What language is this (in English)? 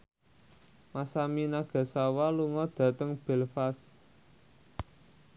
Javanese